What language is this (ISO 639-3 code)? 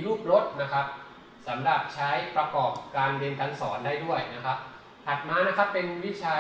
tha